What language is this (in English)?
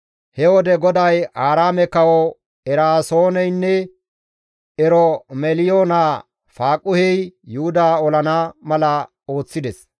Gamo